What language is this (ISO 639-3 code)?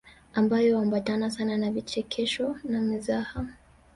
swa